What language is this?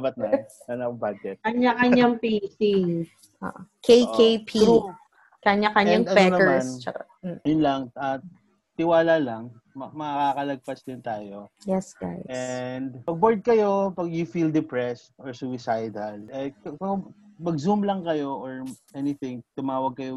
Filipino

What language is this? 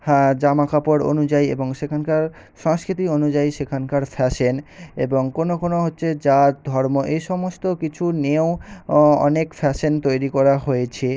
Bangla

